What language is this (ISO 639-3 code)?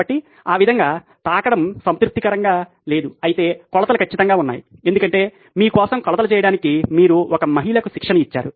tel